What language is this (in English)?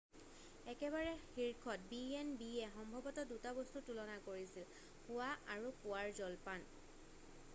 Assamese